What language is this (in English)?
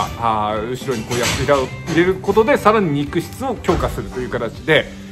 Japanese